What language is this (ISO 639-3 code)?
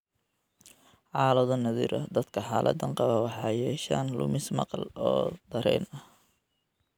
som